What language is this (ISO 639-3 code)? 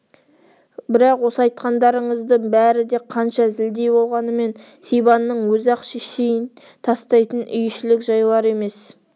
kaz